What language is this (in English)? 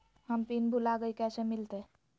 Magahi